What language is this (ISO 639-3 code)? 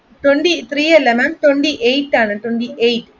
mal